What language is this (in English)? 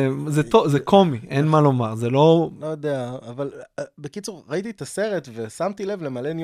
Hebrew